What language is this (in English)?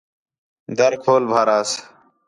Khetrani